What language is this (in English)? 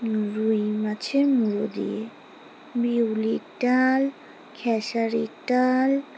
Bangla